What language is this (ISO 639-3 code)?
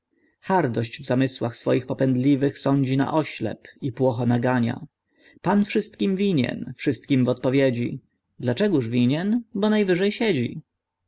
pol